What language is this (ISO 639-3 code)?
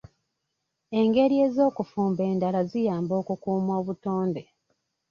lug